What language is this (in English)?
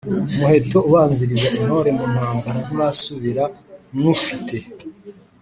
Kinyarwanda